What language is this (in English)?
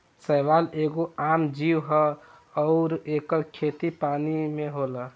Bhojpuri